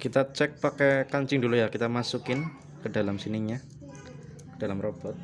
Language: Indonesian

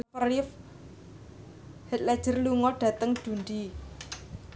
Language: Javanese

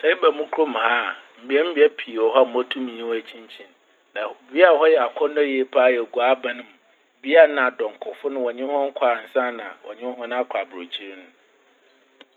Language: Akan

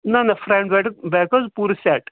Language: Kashmiri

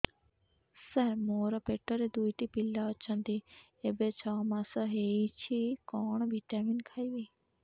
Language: Odia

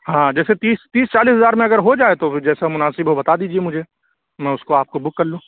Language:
Urdu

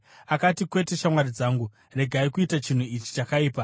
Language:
Shona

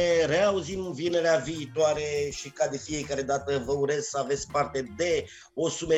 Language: Romanian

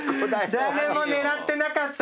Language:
Japanese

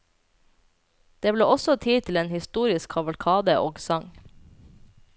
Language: Norwegian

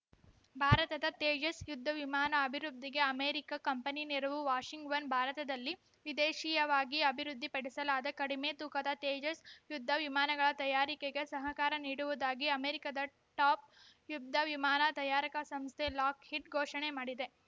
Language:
Kannada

